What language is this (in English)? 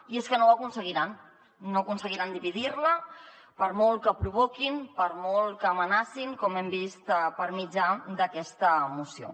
Catalan